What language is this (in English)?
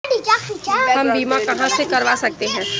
Hindi